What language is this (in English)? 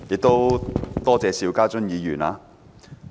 Cantonese